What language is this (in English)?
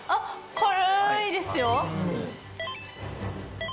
Japanese